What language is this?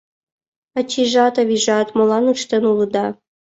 Mari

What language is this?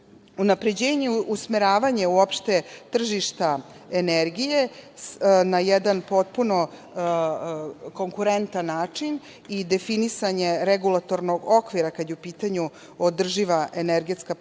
Serbian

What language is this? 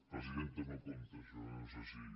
Catalan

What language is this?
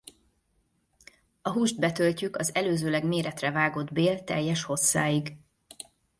Hungarian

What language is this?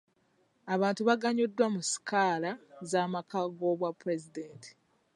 Ganda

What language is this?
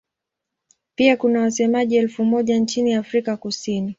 Swahili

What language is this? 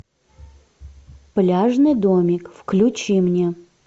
Russian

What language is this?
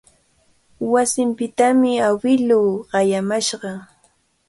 Cajatambo North Lima Quechua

